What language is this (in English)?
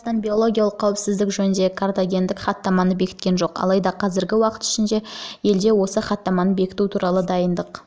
Kazakh